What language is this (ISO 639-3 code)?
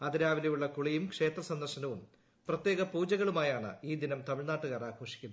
mal